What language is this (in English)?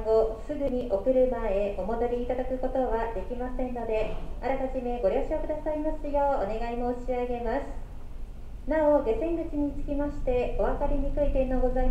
Japanese